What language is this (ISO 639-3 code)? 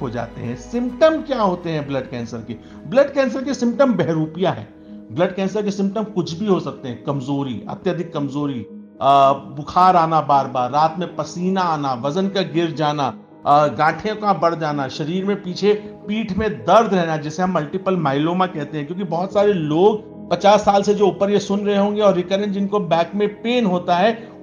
hin